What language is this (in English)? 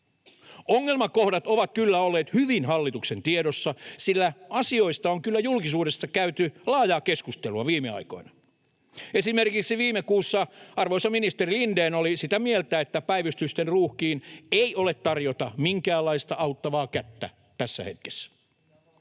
Finnish